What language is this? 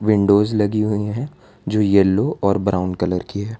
Hindi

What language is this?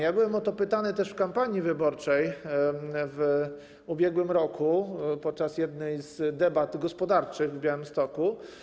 Polish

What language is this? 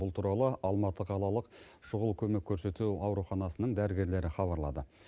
Kazakh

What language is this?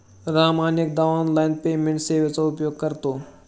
Marathi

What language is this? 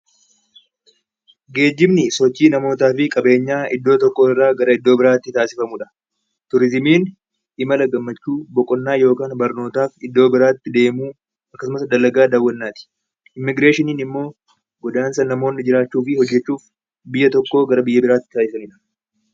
Oromo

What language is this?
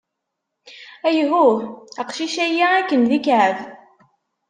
Kabyle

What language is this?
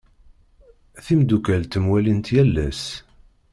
Kabyle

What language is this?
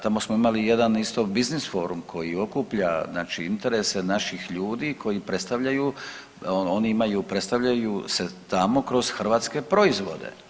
Croatian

